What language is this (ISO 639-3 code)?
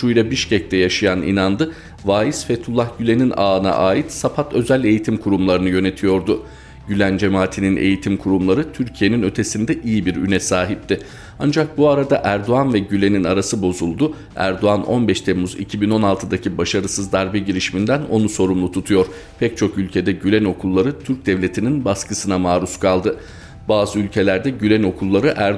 tur